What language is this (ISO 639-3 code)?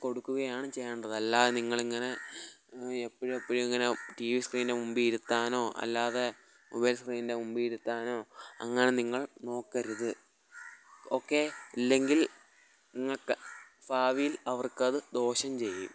mal